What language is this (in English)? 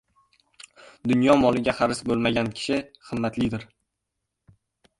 Uzbek